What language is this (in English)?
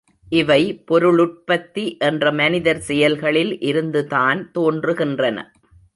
Tamil